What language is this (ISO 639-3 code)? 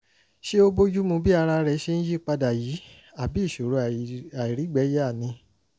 yor